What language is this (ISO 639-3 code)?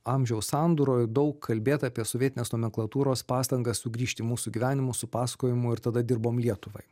lit